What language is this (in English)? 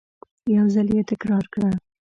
Pashto